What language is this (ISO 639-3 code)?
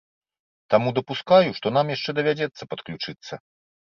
bel